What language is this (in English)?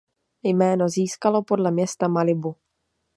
Czech